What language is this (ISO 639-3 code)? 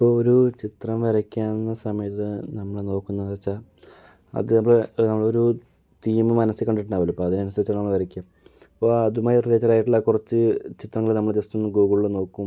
mal